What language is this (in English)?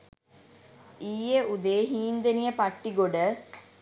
Sinhala